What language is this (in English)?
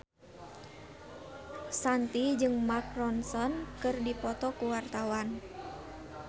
Sundanese